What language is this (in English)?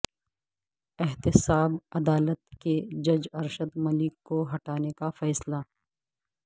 Urdu